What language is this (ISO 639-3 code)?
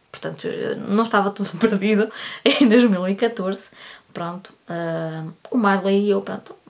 por